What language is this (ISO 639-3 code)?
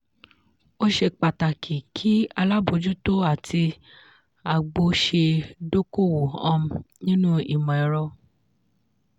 yor